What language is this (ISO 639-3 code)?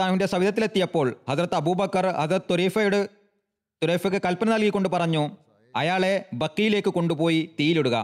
mal